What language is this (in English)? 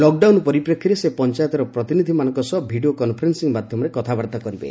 Odia